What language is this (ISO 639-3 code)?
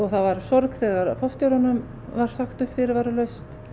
isl